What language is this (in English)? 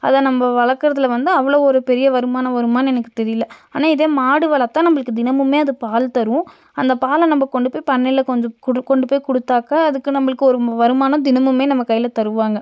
Tamil